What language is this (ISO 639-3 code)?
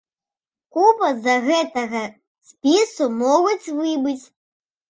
bel